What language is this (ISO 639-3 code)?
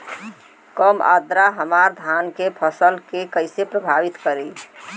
bho